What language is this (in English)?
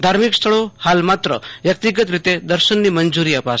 Gujarati